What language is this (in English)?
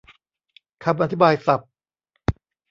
Thai